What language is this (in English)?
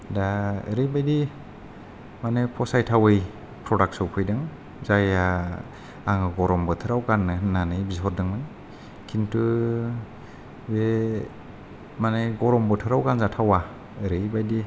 Bodo